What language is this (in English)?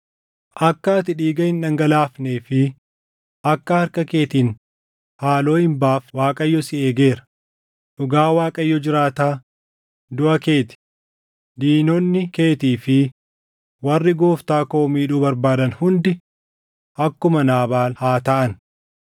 Oromo